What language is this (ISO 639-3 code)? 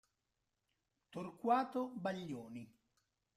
ita